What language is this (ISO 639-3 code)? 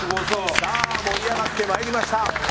jpn